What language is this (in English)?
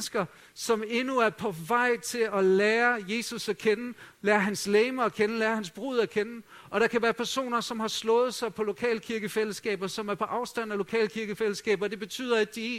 Danish